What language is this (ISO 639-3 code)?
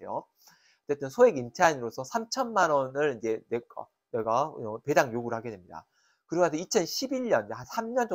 kor